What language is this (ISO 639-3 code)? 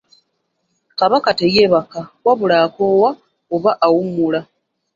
lug